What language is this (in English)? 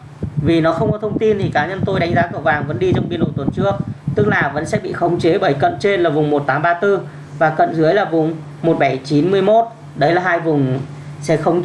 Vietnamese